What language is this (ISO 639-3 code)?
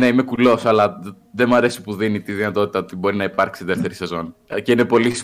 ell